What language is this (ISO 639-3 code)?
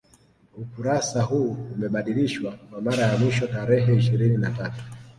swa